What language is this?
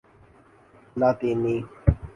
Urdu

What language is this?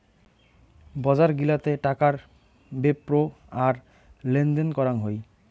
Bangla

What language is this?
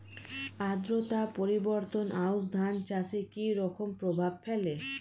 Bangla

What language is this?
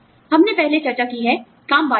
Hindi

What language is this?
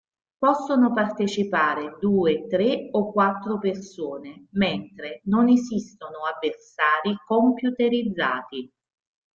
Italian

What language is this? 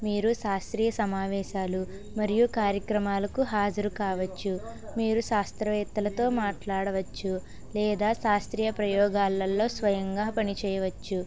Telugu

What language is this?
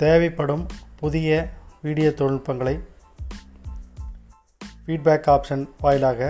Tamil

